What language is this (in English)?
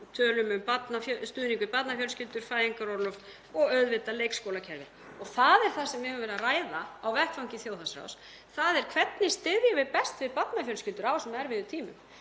Icelandic